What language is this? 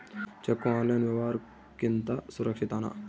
Kannada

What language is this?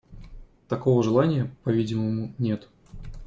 Russian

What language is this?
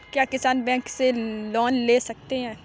Hindi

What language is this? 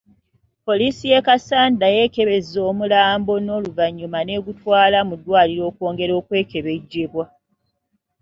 Ganda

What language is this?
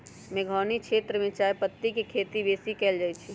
Magahi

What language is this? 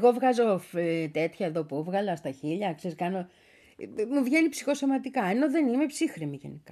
Greek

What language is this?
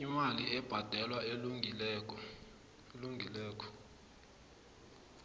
South Ndebele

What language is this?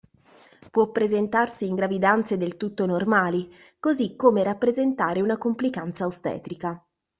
Italian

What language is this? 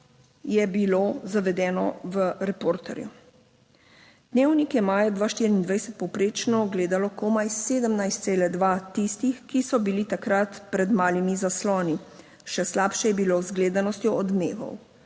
Slovenian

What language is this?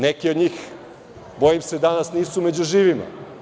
Serbian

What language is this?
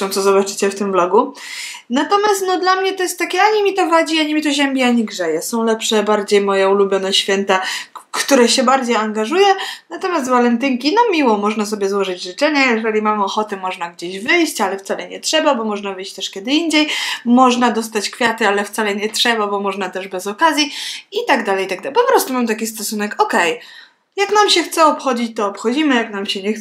Polish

